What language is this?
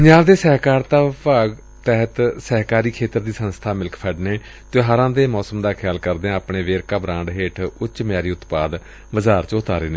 Punjabi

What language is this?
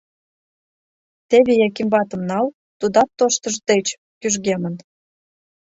Mari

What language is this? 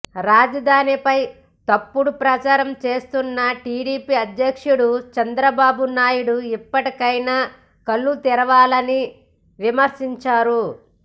Telugu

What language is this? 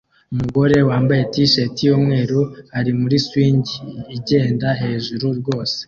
Kinyarwanda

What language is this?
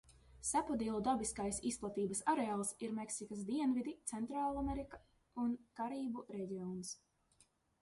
Latvian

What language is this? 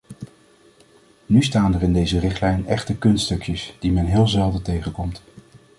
Dutch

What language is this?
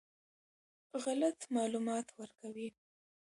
Pashto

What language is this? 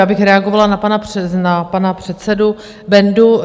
Czech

